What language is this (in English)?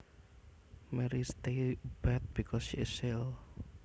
Javanese